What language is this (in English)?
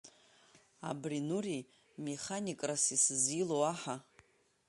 Abkhazian